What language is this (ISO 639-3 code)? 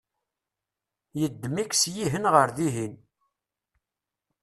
kab